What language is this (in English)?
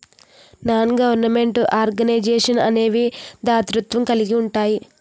Telugu